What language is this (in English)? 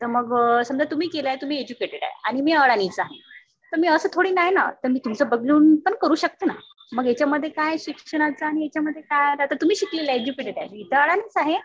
Marathi